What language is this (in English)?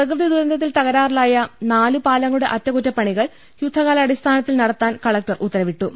Malayalam